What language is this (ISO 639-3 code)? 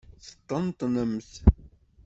kab